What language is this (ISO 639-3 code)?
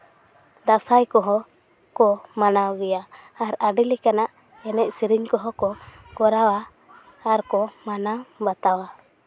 sat